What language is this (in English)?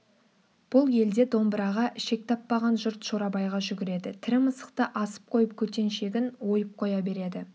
Kazakh